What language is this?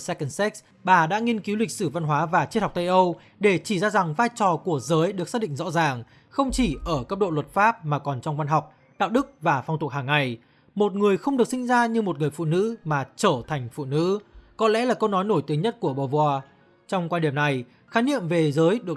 Vietnamese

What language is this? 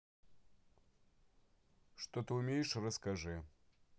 Russian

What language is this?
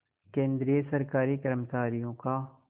Hindi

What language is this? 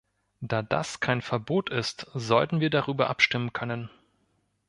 German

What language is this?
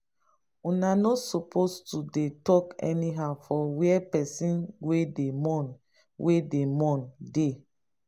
Nigerian Pidgin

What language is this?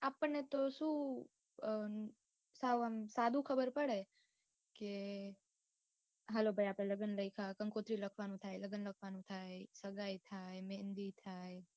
Gujarati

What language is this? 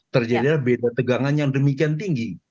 Indonesian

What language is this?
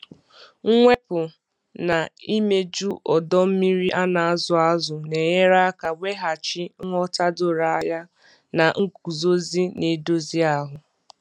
Igbo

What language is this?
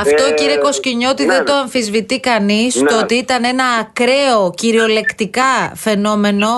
Greek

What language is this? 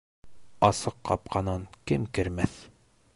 Bashkir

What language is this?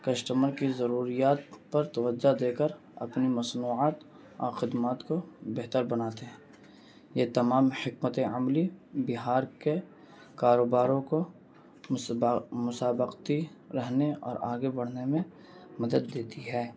Urdu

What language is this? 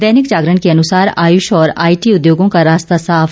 Hindi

